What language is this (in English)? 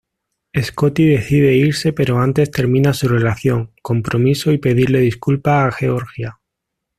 Spanish